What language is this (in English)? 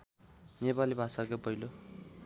Nepali